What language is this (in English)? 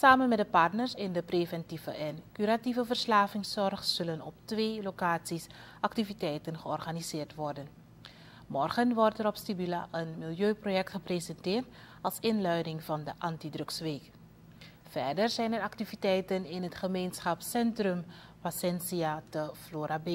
Dutch